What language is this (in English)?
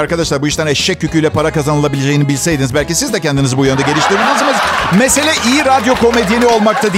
Turkish